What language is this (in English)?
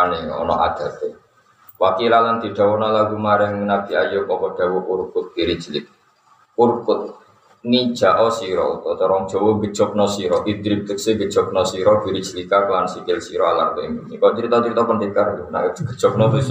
Indonesian